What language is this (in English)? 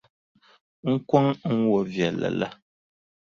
Dagbani